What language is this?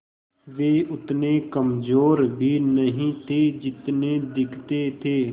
Hindi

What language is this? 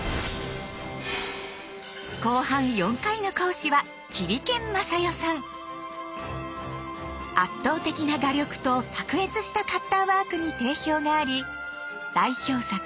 Japanese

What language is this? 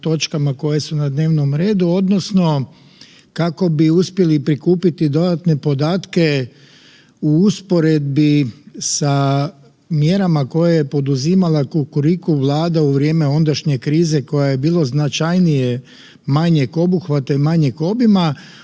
Croatian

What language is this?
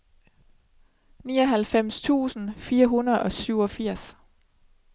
Danish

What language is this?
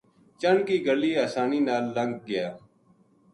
Gujari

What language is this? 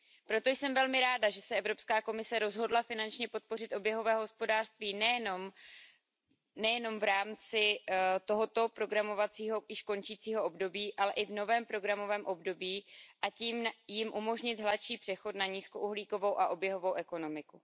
Czech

